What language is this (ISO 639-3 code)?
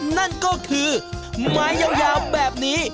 tha